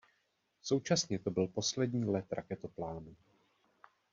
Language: Czech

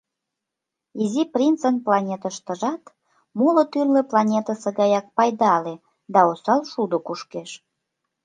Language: Mari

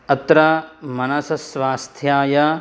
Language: Sanskrit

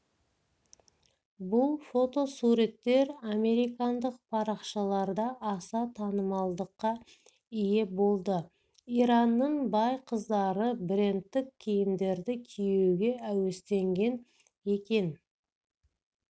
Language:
Kazakh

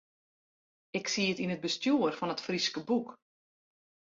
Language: Western Frisian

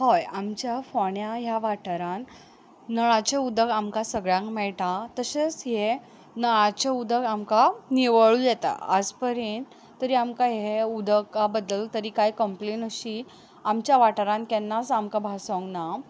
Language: Konkani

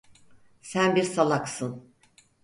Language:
Turkish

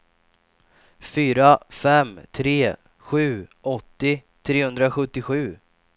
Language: Swedish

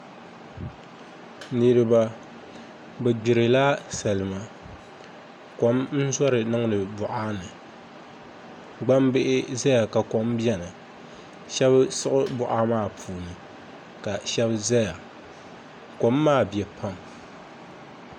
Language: Dagbani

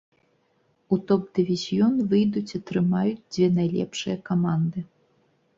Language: Belarusian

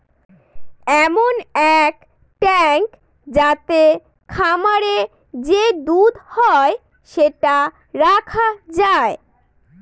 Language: Bangla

